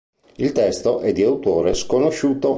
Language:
Italian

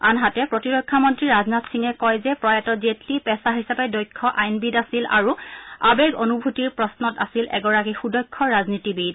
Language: Assamese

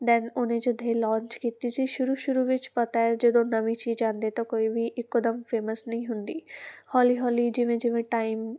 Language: Punjabi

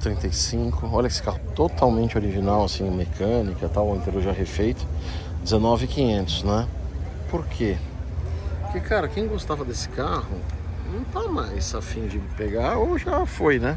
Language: Portuguese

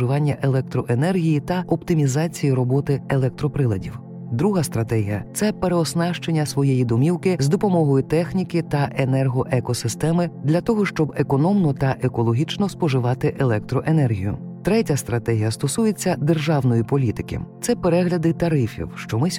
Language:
Ukrainian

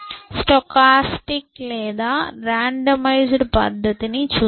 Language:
Telugu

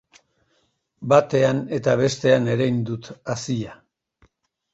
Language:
Basque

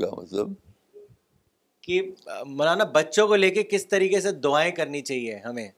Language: Urdu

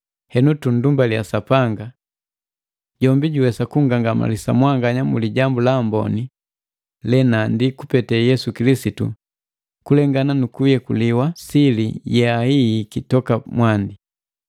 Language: Matengo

